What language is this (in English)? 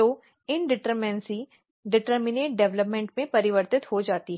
Hindi